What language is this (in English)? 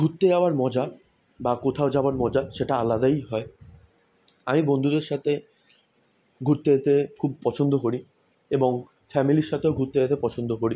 Bangla